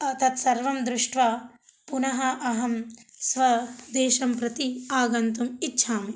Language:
Sanskrit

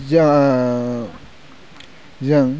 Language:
Bodo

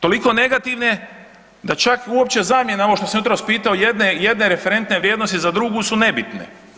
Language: Croatian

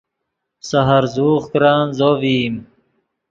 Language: Yidgha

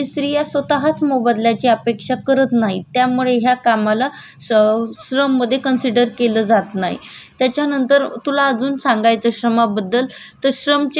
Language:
Marathi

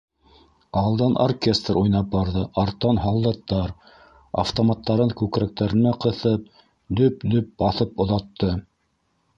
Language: Bashkir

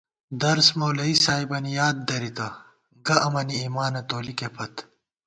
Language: Gawar-Bati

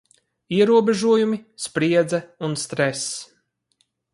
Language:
Latvian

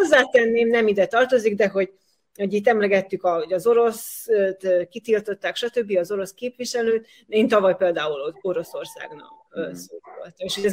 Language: Hungarian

